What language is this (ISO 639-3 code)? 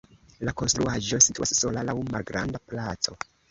epo